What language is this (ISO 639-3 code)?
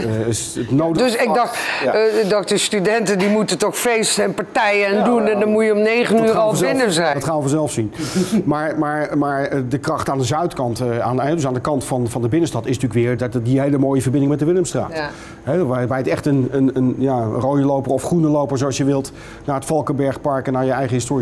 nld